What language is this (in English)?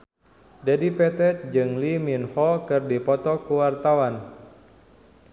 Sundanese